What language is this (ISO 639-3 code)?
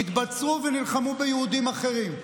heb